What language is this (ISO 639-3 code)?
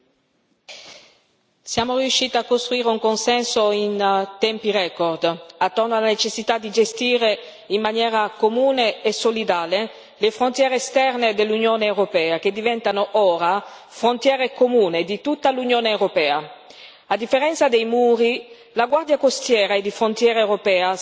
ita